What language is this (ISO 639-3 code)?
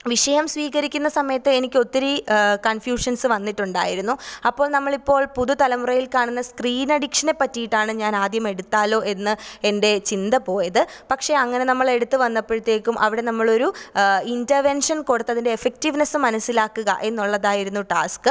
mal